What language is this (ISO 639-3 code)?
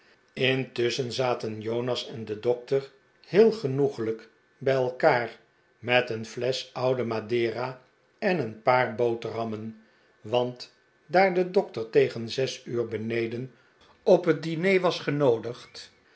nld